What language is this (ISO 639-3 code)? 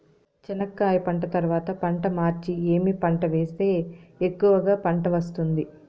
tel